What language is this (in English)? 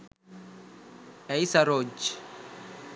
Sinhala